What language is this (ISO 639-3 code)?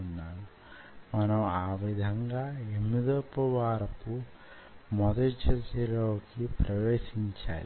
tel